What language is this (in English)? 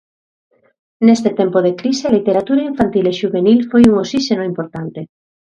Galician